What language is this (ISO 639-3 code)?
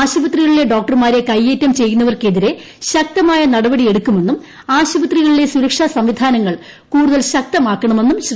mal